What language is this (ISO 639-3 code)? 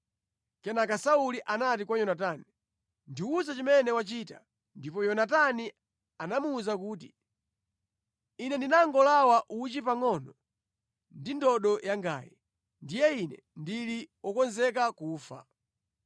nya